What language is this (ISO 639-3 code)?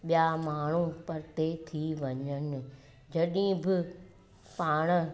snd